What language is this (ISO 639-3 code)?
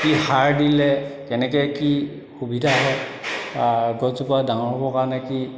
asm